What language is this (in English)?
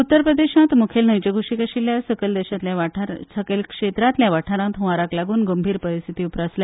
Konkani